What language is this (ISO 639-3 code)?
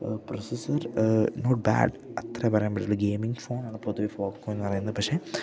mal